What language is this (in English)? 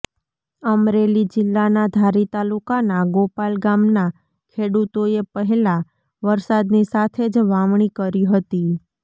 Gujarati